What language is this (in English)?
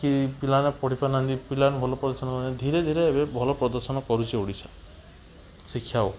Odia